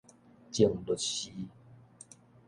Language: Min Nan Chinese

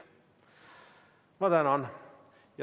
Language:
Estonian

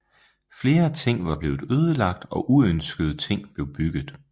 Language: Danish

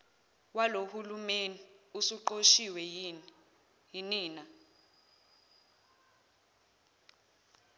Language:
Zulu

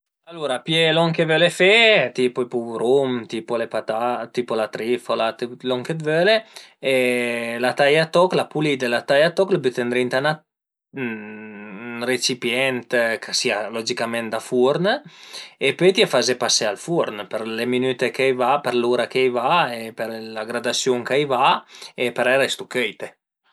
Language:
Piedmontese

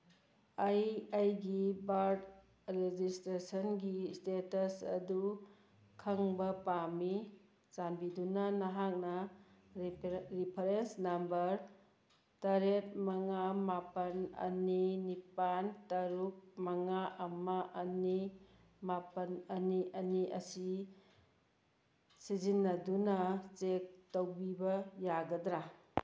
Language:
Manipuri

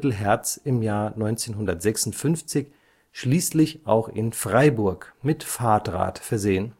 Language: German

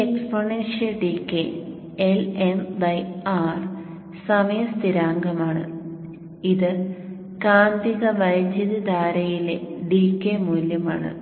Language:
Malayalam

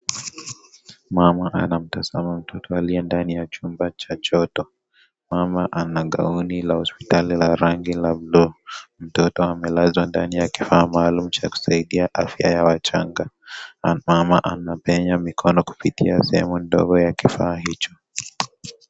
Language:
Swahili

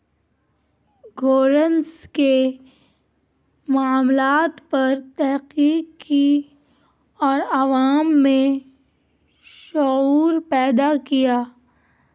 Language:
Urdu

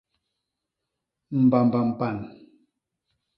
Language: Basaa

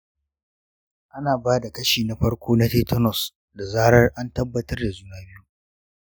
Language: Hausa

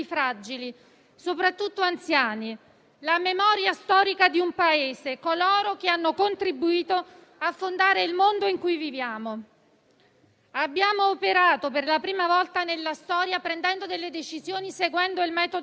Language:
Italian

